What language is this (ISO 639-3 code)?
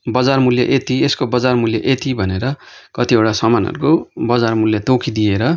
nep